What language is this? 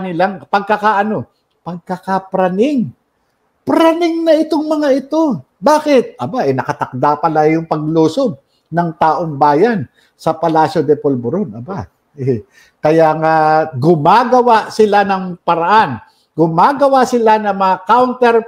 Filipino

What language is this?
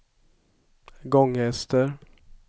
Swedish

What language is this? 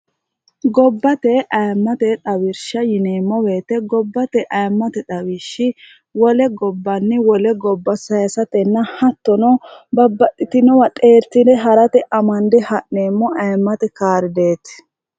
Sidamo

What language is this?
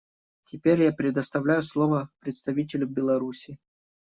Russian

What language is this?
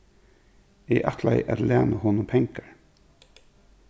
Faroese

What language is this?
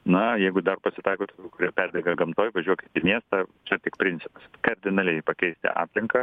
Lithuanian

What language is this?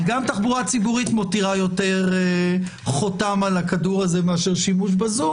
Hebrew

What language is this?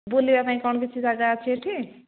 Odia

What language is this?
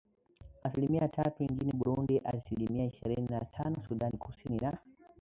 Swahili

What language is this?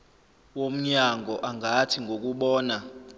Zulu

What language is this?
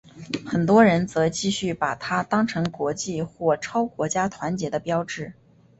Chinese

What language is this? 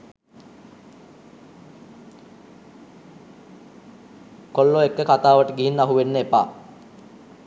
Sinhala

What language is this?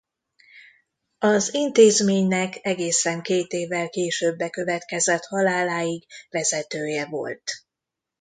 Hungarian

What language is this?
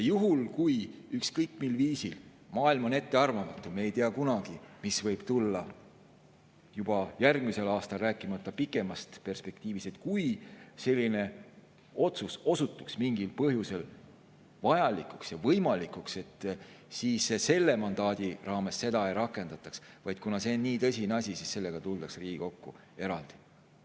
Estonian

